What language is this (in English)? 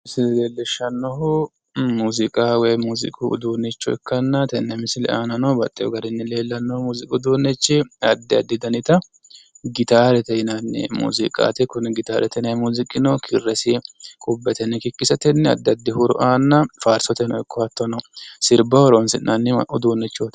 Sidamo